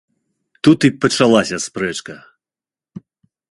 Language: Belarusian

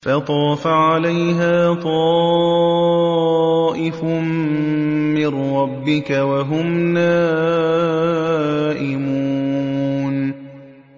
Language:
Arabic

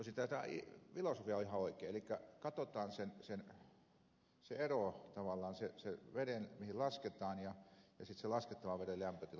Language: Finnish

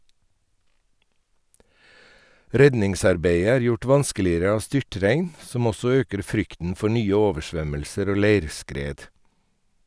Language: Norwegian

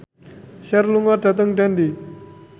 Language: Javanese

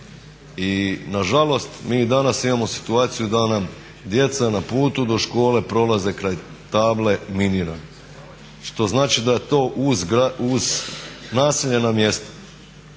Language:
Croatian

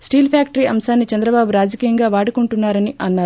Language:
Telugu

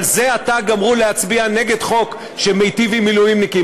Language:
Hebrew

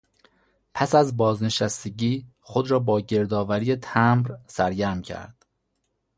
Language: Persian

